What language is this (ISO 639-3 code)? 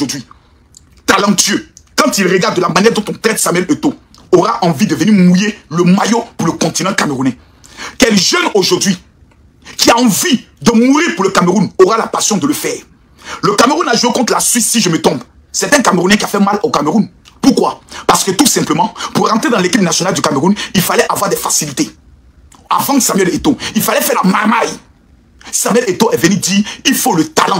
fra